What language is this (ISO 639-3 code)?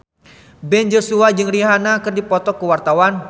sun